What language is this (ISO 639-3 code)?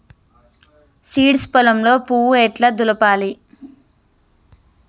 tel